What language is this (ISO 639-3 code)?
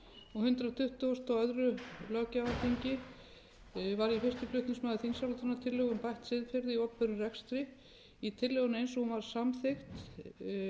isl